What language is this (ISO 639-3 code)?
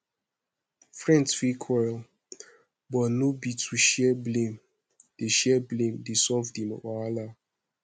pcm